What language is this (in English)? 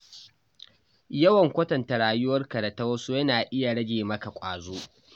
Hausa